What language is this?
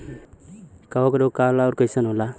Bhojpuri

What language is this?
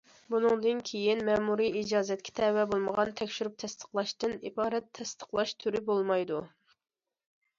Uyghur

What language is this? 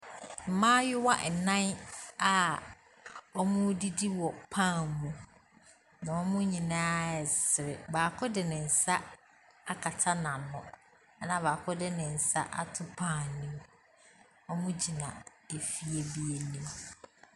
Akan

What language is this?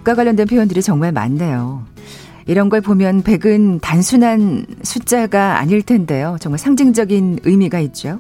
Korean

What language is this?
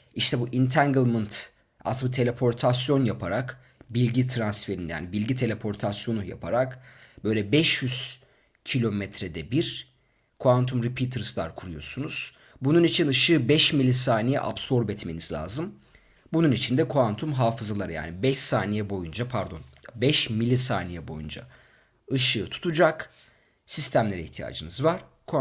Turkish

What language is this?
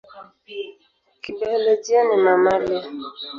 Swahili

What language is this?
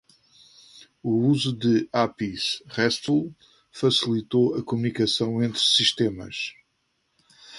Portuguese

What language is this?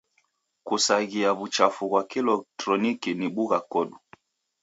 Taita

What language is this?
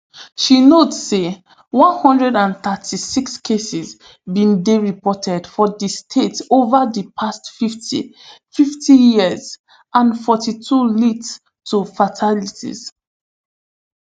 Nigerian Pidgin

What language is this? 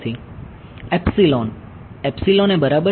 Gujarati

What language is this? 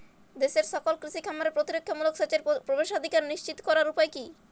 Bangla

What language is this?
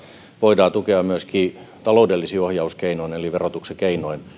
Finnish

